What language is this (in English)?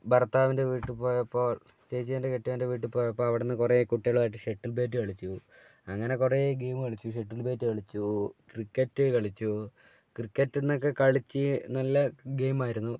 Malayalam